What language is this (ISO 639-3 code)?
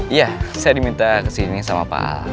ind